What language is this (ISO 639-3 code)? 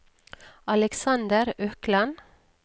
nor